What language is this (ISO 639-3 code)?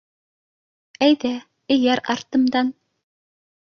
bak